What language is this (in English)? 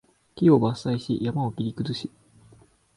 Japanese